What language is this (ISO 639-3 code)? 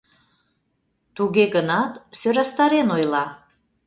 chm